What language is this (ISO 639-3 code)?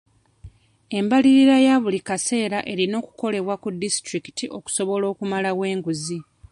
lug